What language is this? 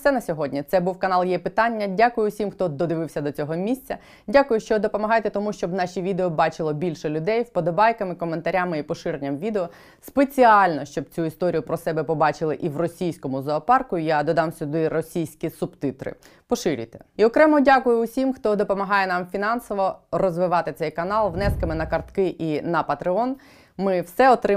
Ukrainian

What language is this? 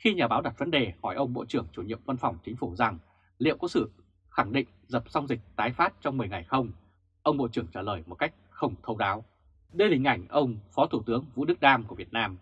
Vietnamese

